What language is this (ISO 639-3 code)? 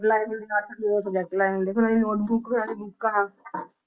pan